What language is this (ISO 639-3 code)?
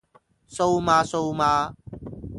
yue